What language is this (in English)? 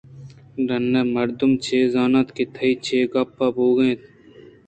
Eastern Balochi